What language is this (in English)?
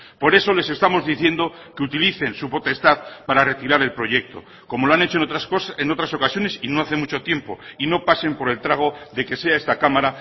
Spanish